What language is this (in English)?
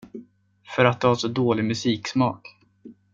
Swedish